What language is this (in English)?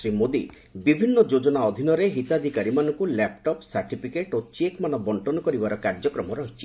Odia